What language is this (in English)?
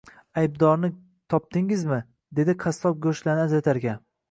Uzbek